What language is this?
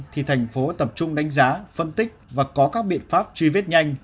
Vietnamese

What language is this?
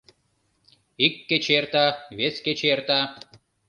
Mari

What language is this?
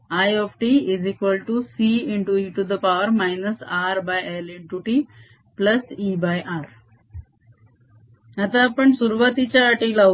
Marathi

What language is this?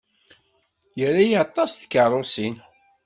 Kabyle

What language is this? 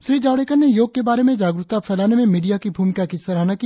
Hindi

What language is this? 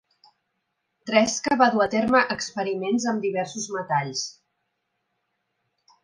Catalan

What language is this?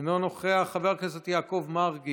Hebrew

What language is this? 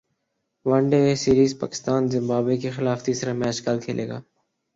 Urdu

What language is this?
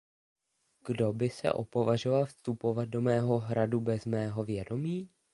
Czech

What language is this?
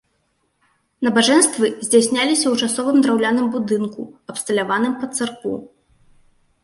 Belarusian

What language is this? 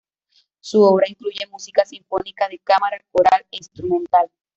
Spanish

